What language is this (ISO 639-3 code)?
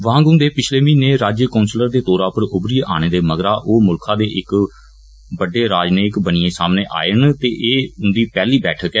doi